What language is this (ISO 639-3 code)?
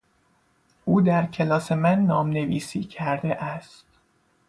fas